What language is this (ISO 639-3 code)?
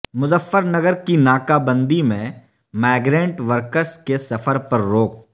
urd